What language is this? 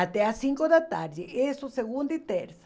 Portuguese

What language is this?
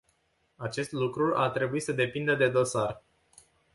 Romanian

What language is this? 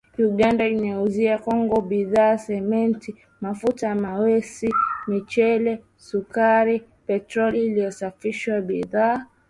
Swahili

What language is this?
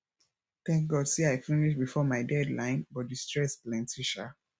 Nigerian Pidgin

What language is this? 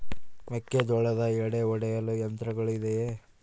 Kannada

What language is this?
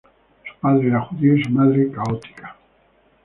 Spanish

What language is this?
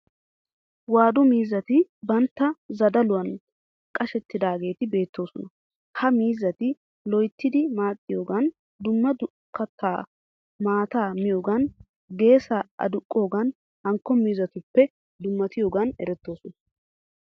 Wolaytta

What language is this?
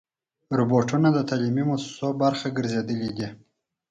Pashto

